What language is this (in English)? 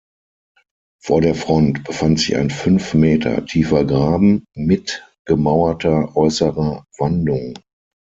German